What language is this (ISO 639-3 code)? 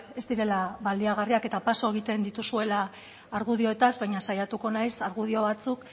eus